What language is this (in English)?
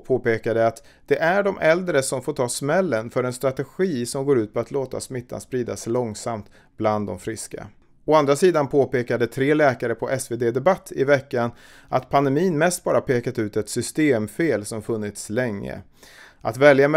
Swedish